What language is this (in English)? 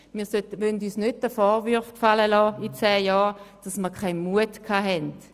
Swiss German